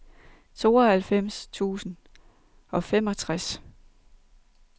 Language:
Danish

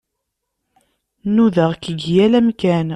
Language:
Kabyle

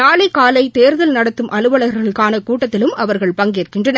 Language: Tamil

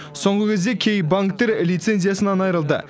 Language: Kazakh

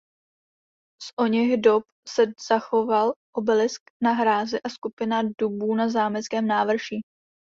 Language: Czech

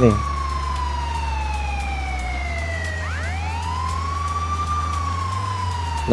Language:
Indonesian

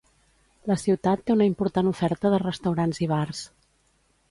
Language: Catalan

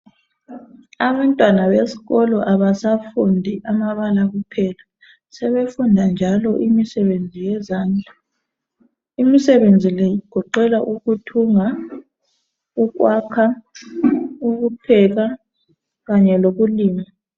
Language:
North Ndebele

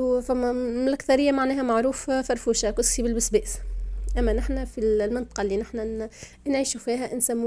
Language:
Arabic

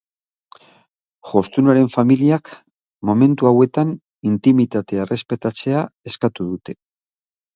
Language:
Basque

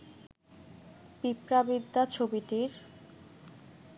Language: Bangla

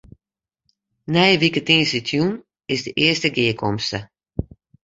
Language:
Western Frisian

